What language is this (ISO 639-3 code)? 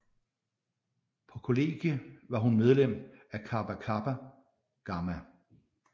dan